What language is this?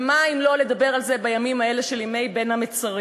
Hebrew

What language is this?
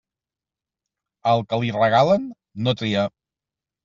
Catalan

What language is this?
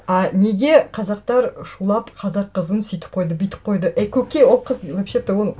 Kazakh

